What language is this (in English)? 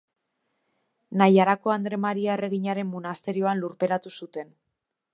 Basque